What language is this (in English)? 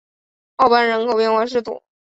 Chinese